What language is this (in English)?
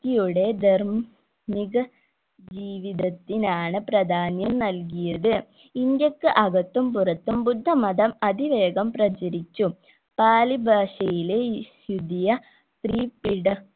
Malayalam